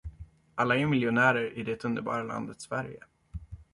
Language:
Swedish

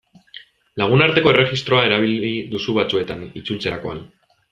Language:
Basque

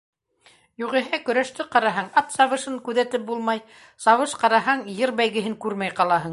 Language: Bashkir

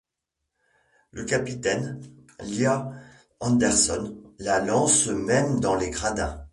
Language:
French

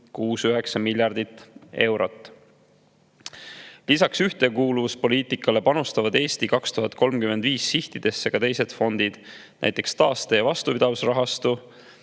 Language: Estonian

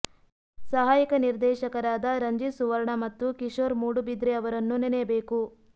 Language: Kannada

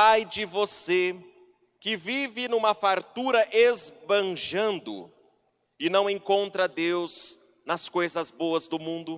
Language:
Portuguese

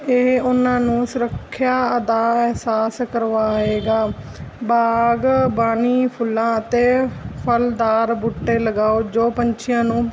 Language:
Punjabi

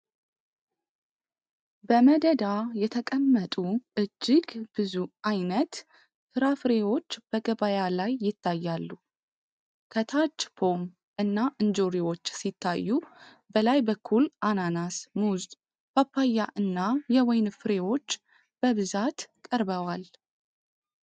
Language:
Amharic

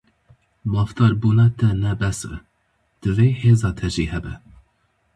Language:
Kurdish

